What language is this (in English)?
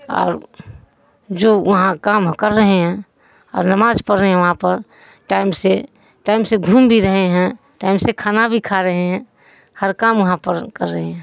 Urdu